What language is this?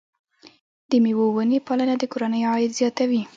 Pashto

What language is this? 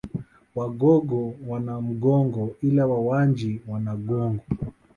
Swahili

